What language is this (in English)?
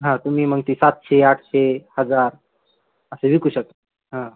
Marathi